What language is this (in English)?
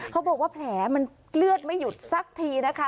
Thai